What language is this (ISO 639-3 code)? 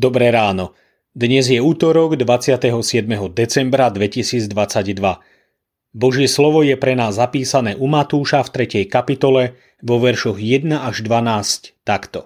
slk